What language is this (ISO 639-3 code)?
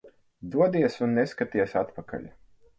lav